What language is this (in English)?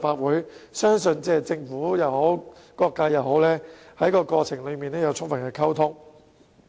Cantonese